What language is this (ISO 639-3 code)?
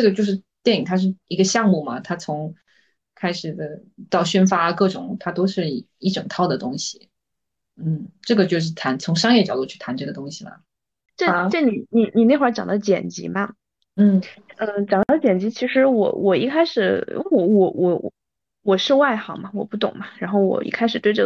zho